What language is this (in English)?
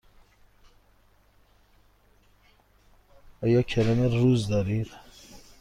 Persian